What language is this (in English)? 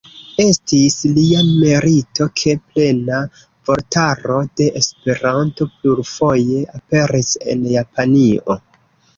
Esperanto